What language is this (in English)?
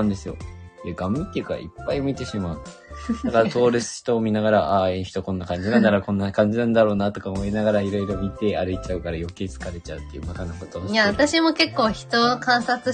Japanese